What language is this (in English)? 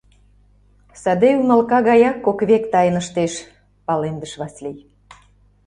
Mari